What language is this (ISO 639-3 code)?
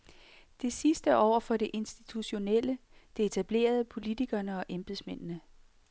dan